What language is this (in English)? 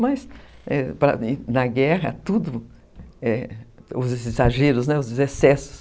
Portuguese